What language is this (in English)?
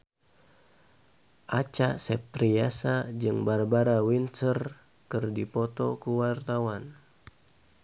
Sundanese